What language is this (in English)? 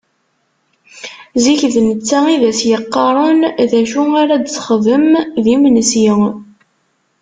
Kabyle